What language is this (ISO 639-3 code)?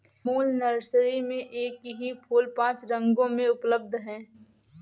hin